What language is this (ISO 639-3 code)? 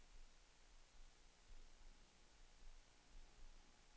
swe